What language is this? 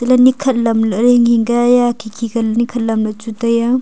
Wancho Naga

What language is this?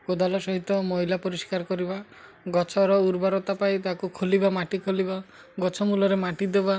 Odia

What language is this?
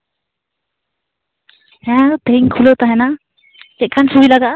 Santali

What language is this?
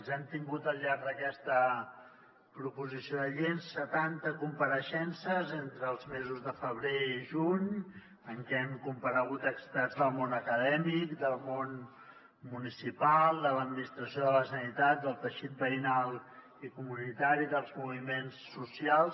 Catalan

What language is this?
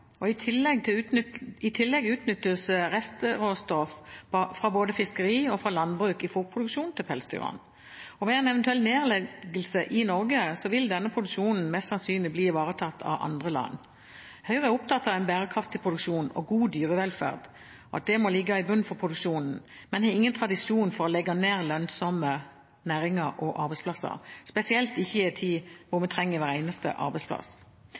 Norwegian Bokmål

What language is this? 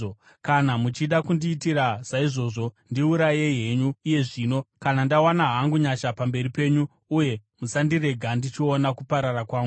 Shona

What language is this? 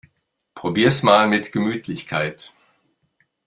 German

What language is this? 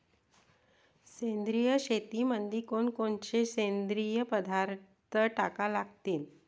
Marathi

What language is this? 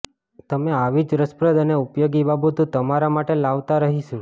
Gujarati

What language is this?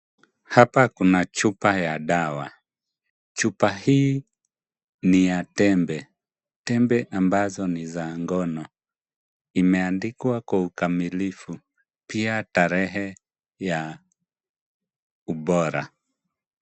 Swahili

